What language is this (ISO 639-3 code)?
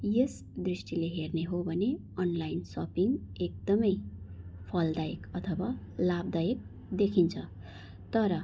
nep